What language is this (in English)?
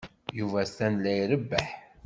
Kabyle